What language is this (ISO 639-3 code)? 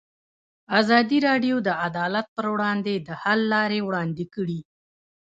pus